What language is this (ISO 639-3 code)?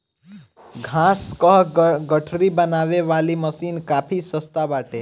bho